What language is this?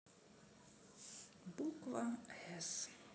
Russian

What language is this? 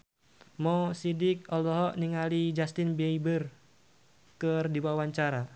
Sundanese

